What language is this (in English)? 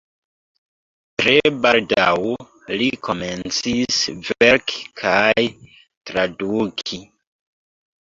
Esperanto